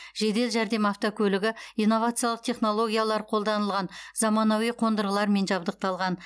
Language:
Kazakh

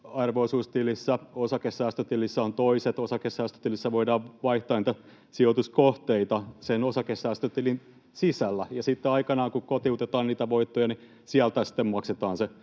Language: Finnish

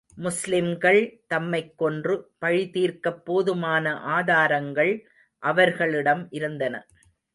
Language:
Tamil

